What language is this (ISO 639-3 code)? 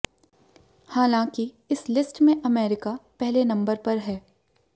hin